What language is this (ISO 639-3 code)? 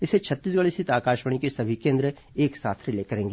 hin